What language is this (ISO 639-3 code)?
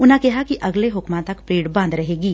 pan